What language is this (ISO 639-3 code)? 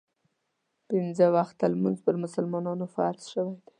pus